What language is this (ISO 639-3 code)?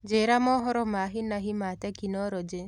kik